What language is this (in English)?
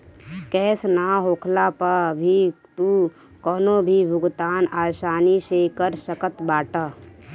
Bhojpuri